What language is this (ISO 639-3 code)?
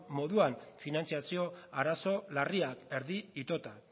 eus